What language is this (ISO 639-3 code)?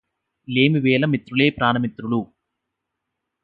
tel